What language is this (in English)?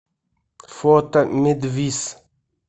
Russian